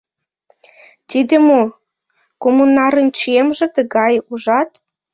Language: Mari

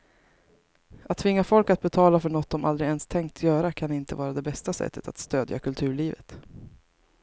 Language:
Swedish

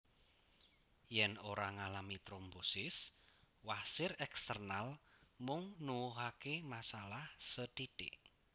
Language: Javanese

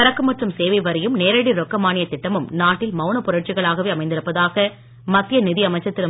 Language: Tamil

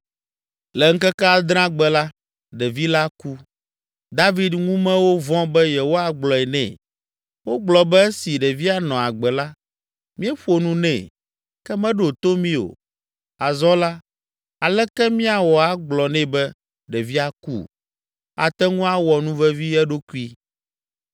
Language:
Ewe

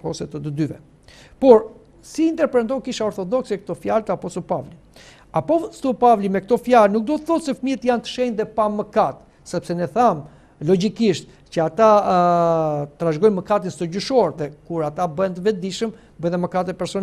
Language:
Romanian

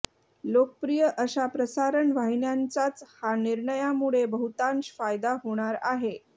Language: Marathi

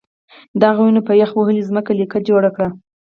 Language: Pashto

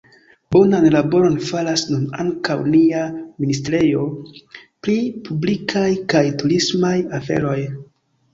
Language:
Esperanto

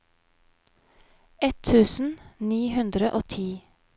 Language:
Norwegian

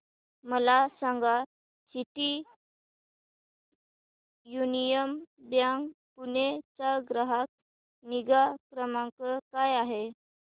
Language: Marathi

